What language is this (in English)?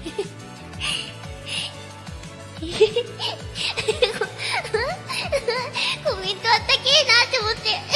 Japanese